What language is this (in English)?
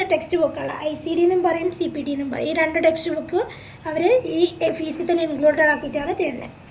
Malayalam